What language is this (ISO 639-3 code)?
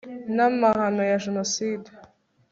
kin